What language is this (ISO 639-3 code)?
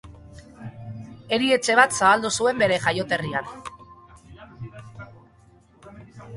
eus